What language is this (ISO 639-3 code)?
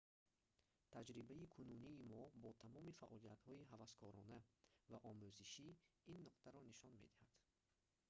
tgk